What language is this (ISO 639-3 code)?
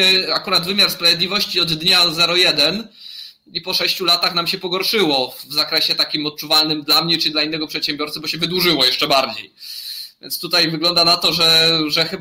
pol